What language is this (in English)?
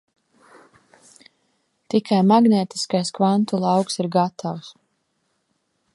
Latvian